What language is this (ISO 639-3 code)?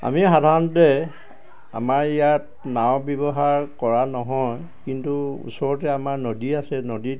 asm